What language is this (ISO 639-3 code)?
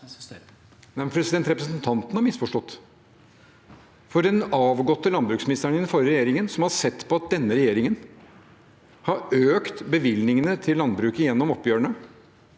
nor